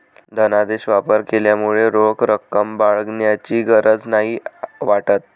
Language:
Marathi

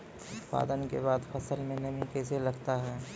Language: Maithili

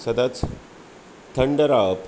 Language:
Konkani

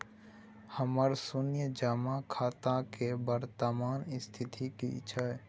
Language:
Maithili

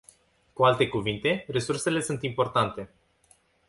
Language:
Romanian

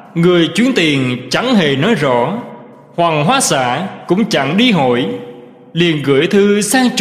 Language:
Vietnamese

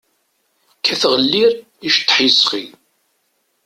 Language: Kabyle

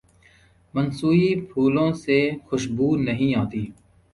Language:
Urdu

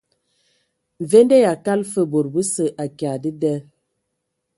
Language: Ewondo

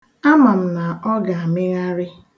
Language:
Igbo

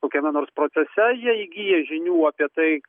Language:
Lithuanian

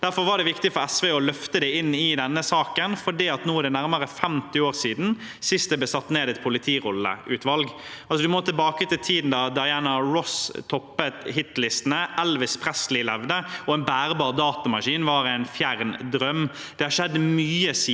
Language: Norwegian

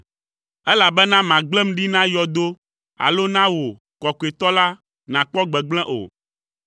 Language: Ewe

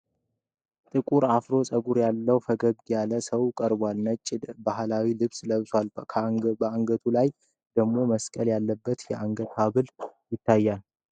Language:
Amharic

